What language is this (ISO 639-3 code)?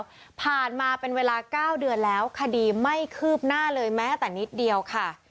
tha